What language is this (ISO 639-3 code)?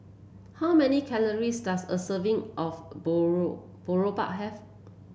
eng